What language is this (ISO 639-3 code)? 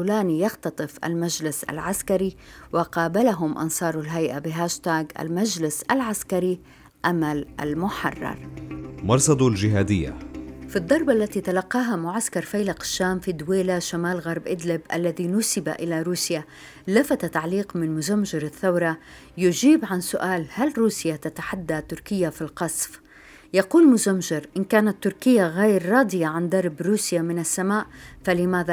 ara